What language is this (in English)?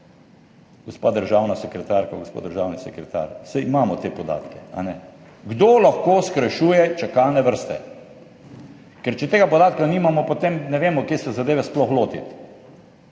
Slovenian